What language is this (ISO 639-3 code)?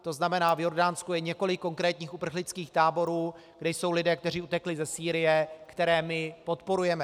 ces